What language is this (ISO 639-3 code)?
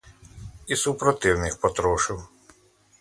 ukr